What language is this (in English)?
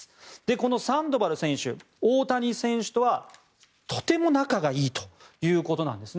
Japanese